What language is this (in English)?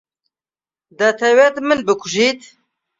Central Kurdish